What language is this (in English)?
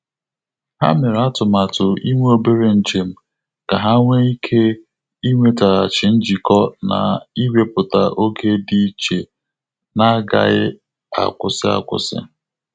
Igbo